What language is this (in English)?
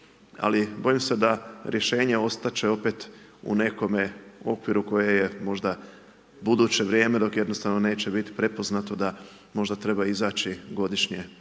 Croatian